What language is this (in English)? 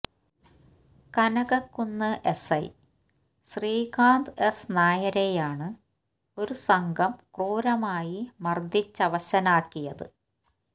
Malayalam